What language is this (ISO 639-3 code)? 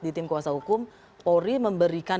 ind